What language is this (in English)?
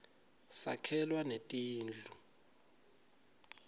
Swati